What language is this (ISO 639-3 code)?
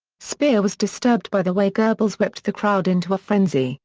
eng